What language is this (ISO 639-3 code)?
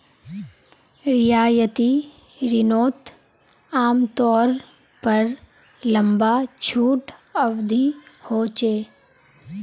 mag